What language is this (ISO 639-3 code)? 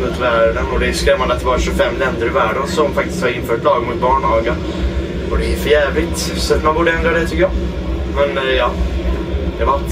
swe